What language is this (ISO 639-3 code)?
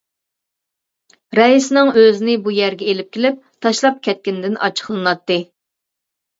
uig